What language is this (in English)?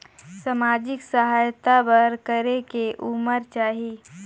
Chhattisgarhi